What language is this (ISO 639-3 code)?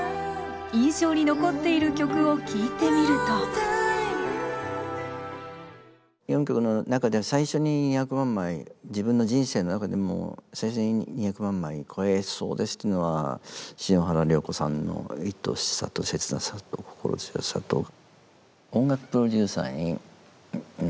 jpn